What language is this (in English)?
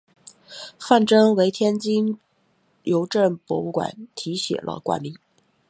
Chinese